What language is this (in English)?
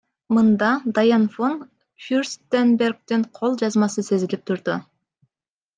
Kyrgyz